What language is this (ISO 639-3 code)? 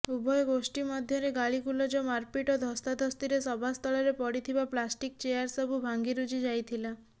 ori